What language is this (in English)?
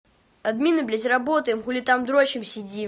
Russian